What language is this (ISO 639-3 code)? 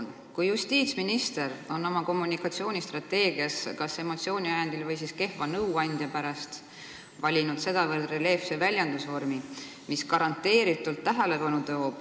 est